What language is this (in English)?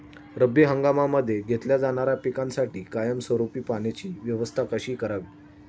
Marathi